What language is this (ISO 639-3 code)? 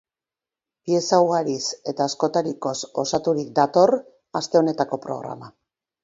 eus